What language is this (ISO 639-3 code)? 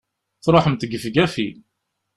kab